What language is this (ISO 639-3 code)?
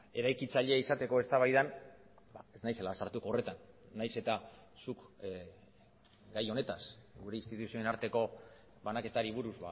eus